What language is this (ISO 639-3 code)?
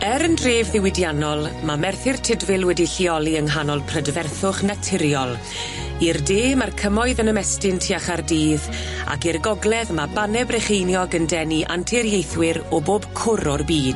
cym